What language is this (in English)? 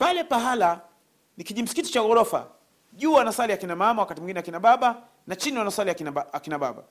Swahili